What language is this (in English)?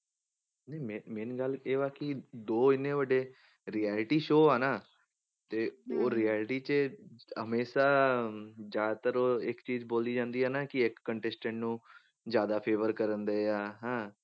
Punjabi